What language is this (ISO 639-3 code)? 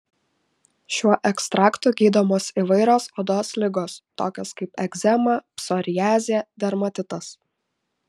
lit